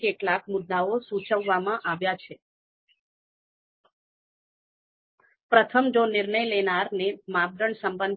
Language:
Gujarati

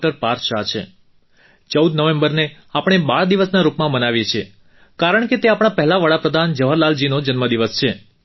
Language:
Gujarati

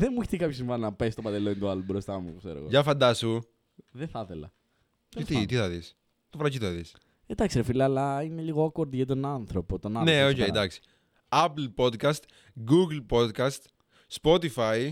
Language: Greek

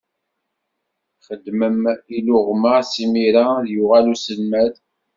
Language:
Kabyle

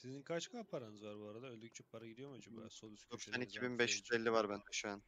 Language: Turkish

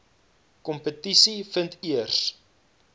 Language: Afrikaans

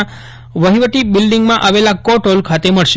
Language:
Gujarati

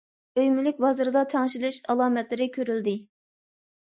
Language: Uyghur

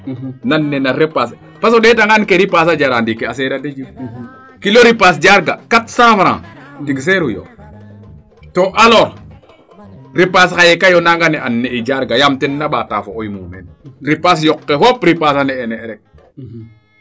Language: Serer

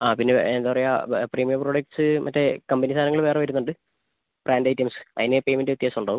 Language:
Malayalam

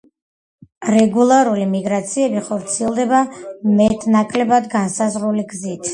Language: Georgian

